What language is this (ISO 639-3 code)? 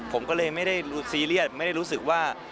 tha